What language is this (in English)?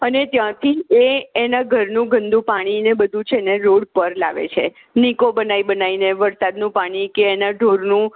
Gujarati